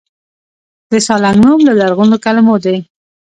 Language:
Pashto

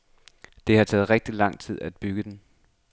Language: Danish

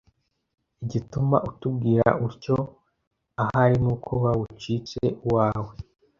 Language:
Kinyarwanda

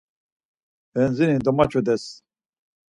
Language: Laz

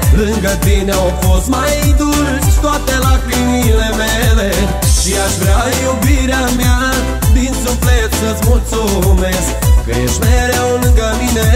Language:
Romanian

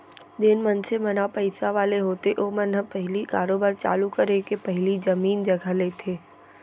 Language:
Chhattisgarhi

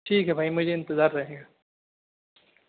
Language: Urdu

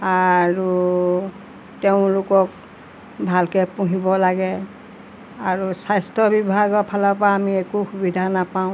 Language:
Assamese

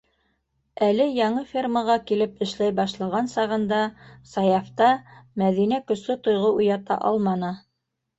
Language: Bashkir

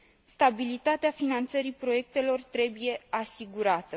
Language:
Romanian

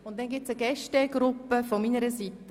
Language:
Swiss German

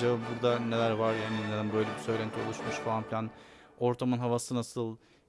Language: Turkish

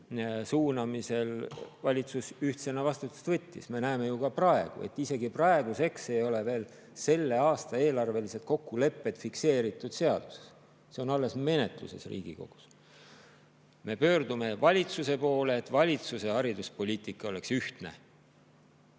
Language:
Estonian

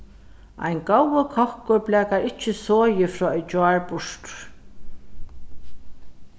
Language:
Faroese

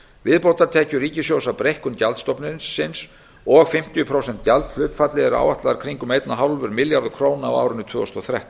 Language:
Icelandic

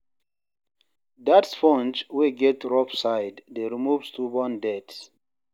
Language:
Nigerian Pidgin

